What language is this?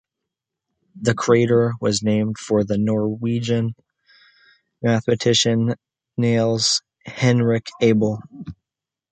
English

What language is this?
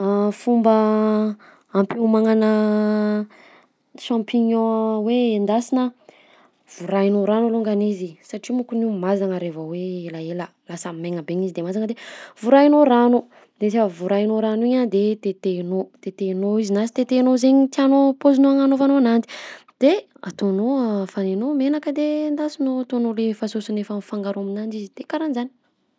Southern Betsimisaraka Malagasy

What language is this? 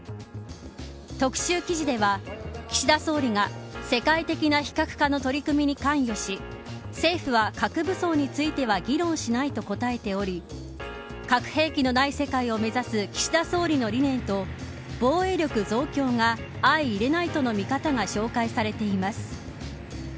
Japanese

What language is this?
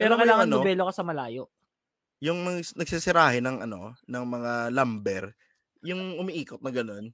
Filipino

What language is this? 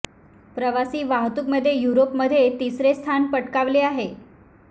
Marathi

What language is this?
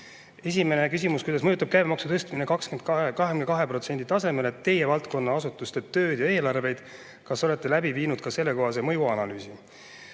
Estonian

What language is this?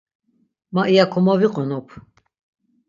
Laz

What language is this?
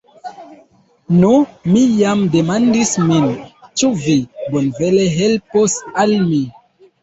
Esperanto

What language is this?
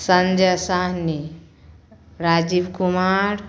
Maithili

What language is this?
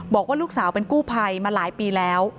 Thai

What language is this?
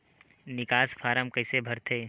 Chhattisgarhi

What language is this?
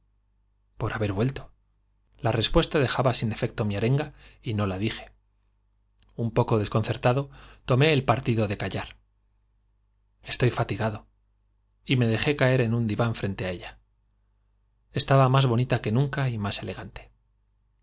Spanish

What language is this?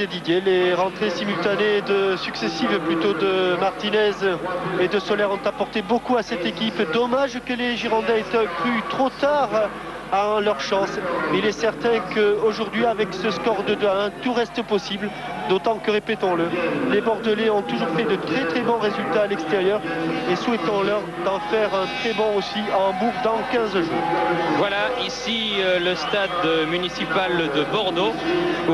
French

